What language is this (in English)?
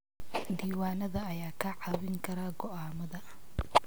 Somali